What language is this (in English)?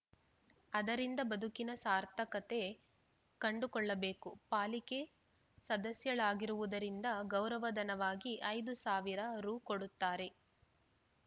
Kannada